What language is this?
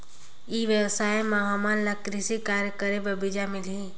Chhattisgarhi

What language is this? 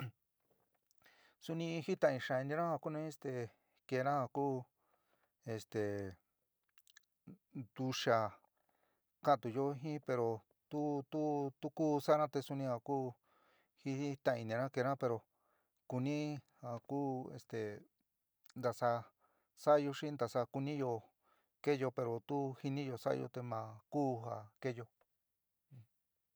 San Miguel El Grande Mixtec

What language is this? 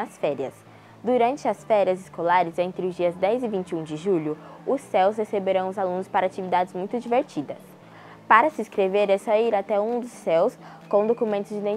Portuguese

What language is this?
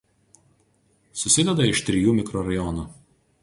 Lithuanian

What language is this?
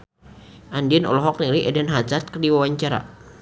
Sundanese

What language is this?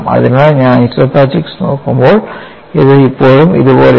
Malayalam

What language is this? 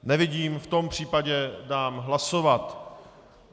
Czech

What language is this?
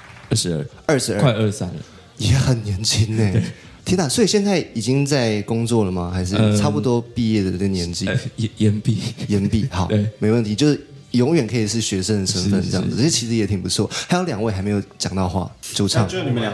Chinese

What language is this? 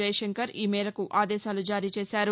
Telugu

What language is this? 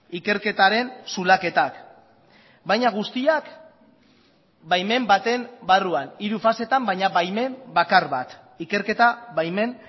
Basque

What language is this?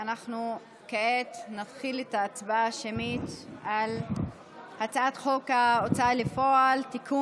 Hebrew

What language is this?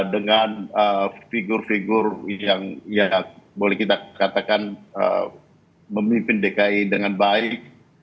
Indonesian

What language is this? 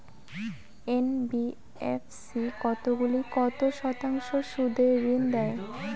Bangla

